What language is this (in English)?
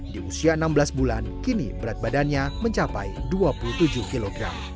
Indonesian